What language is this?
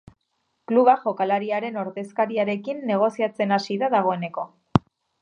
Basque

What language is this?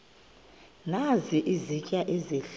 Xhosa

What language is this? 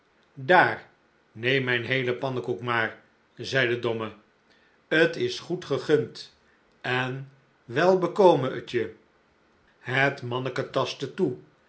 Dutch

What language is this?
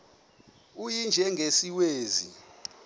Xhosa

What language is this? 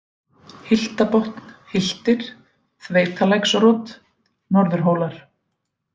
Icelandic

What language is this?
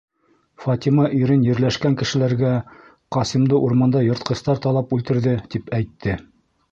Bashkir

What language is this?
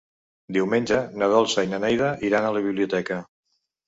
Catalan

